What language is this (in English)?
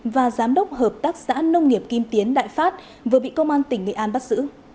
Vietnamese